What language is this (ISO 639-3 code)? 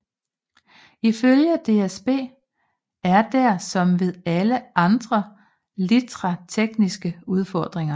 dan